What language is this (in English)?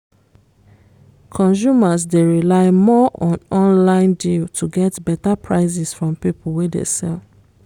Nigerian Pidgin